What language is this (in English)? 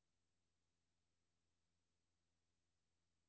Danish